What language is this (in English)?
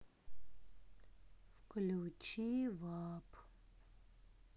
Russian